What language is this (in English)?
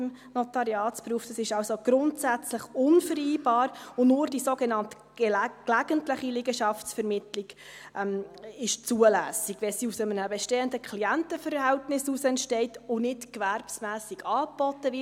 Swiss German